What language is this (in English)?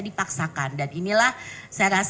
Indonesian